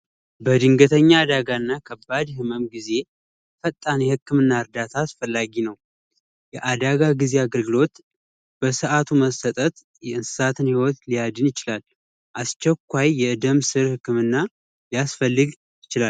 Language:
Amharic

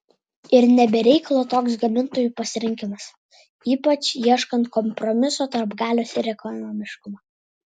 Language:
Lithuanian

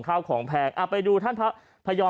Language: Thai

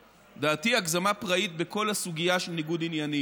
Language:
Hebrew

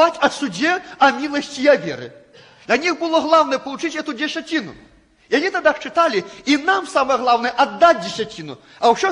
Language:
Russian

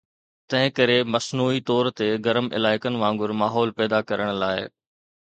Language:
Sindhi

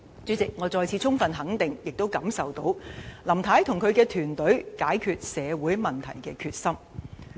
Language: Cantonese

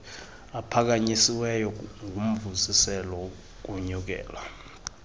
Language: Xhosa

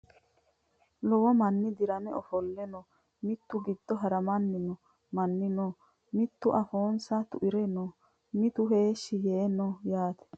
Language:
Sidamo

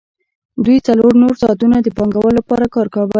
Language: Pashto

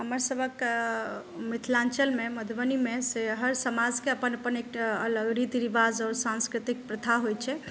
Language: Maithili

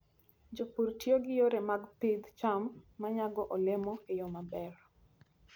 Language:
Luo (Kenya and Tanzania)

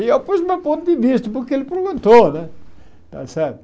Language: Portuguese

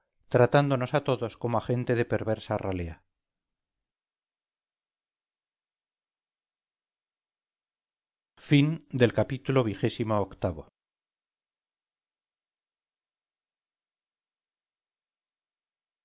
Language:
Spanish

